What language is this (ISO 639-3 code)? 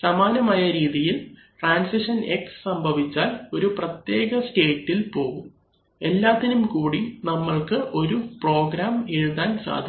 mal